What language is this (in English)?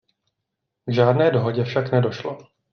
Czech